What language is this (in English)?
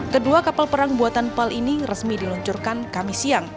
Indonesian